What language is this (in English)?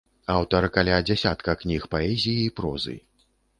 Belarusian